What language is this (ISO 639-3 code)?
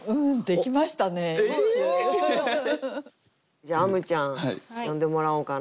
jpn